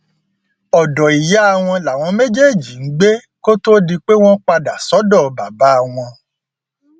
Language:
Yoruba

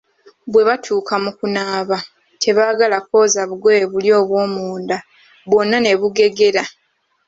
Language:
Ganda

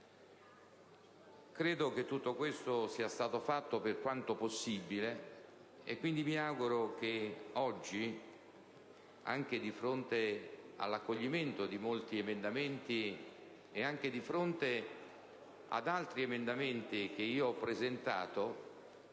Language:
Italian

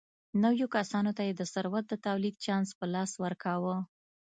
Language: Pashto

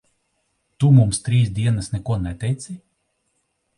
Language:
Latvian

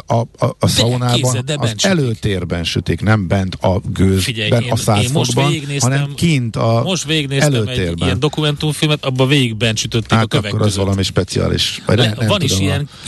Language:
Hungarian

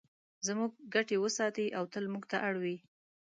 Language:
Pashto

